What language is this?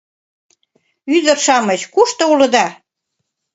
Mari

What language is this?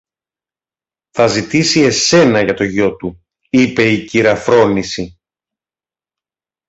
Greek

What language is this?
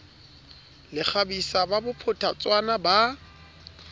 Southern Sotho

